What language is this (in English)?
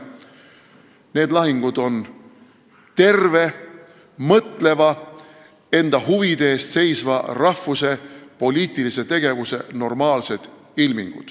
Estonian